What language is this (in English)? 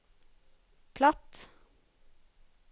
Norwegian